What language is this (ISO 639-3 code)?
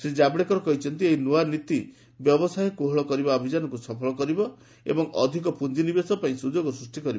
ori